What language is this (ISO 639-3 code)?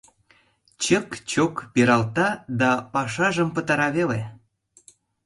chm